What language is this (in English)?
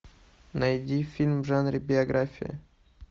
Russian